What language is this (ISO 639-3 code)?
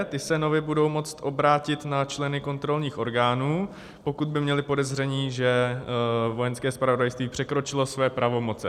ces